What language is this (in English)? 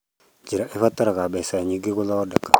Kikuyu